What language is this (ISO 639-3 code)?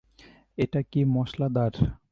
ben